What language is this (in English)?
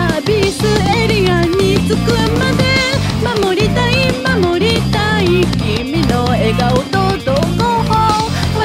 Japanese